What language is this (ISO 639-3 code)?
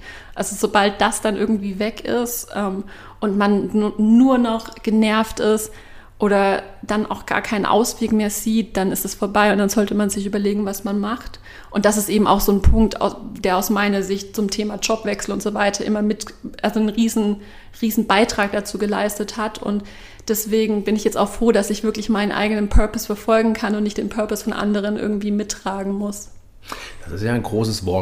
deu